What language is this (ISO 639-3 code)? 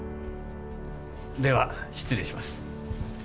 jpn